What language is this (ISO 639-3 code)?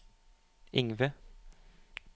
nor